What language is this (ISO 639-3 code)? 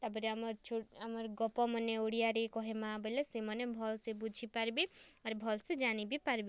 ori